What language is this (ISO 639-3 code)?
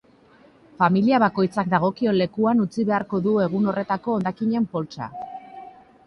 eus